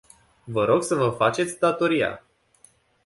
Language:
Romanian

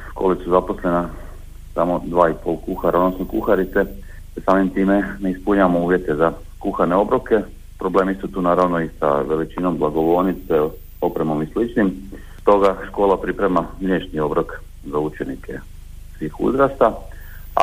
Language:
Croatian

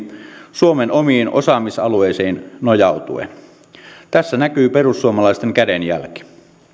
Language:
Finnish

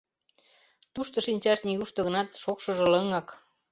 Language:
Mari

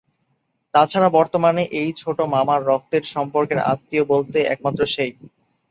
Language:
Bangla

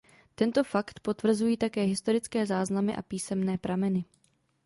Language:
Czech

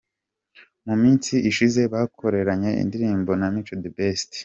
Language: Kinyarwanda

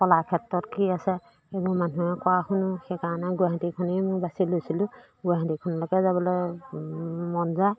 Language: Assamese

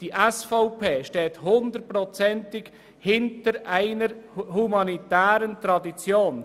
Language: Swiss German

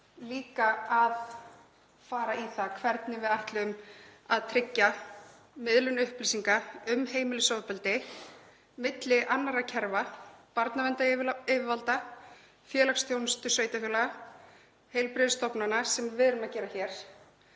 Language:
Icelandic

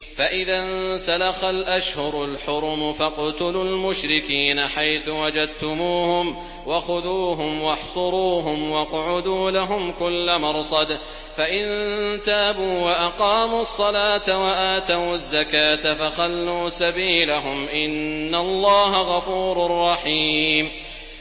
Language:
Arabic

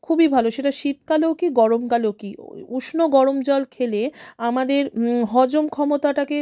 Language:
Bangla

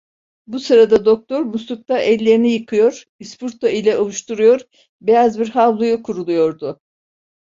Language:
Turkish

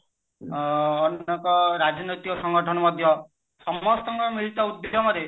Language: Odia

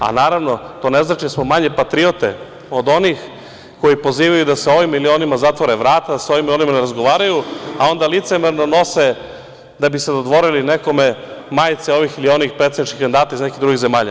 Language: Serbian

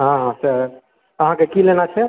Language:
Maithili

